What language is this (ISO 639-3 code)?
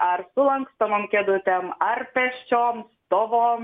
lit